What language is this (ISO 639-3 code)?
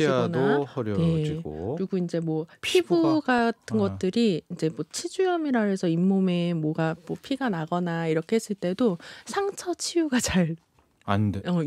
kor